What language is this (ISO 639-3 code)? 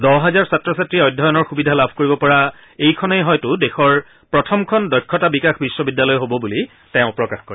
asm